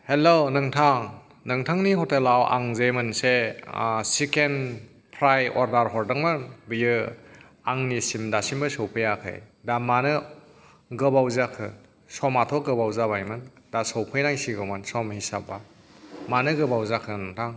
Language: Bodo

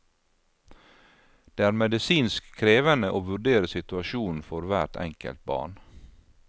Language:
Norwegian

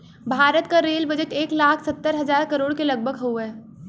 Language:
Bhojpuri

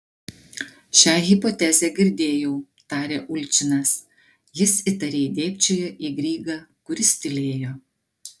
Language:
Lithuanian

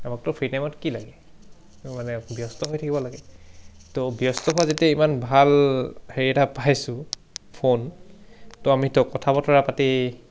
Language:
Assamese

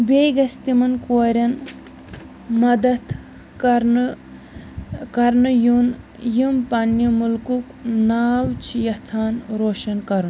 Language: Kashmiri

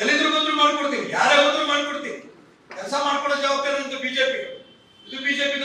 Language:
Kannada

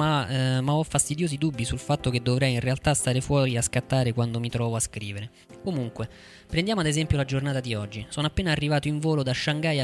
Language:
Italian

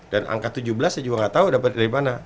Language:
Indonesian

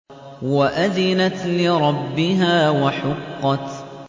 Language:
Arabic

